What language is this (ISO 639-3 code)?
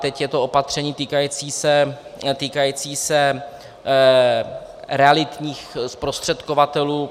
ces